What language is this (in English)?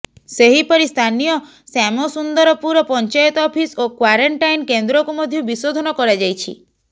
Odia